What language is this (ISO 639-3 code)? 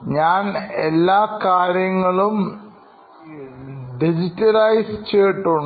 mal